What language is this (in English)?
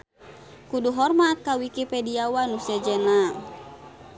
Sundanese